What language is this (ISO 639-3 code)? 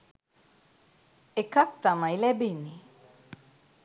sin